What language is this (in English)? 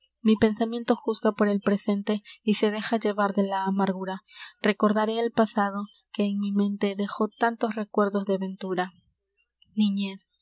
Spanish